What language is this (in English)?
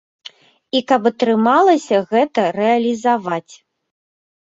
Belarusian